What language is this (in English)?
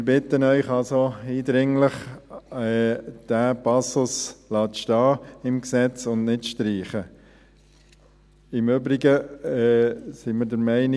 Swiss German